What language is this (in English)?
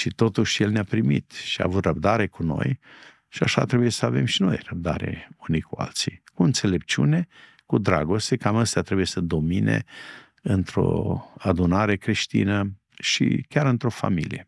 Romanian